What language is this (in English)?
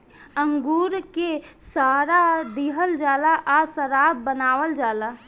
Bhojpuri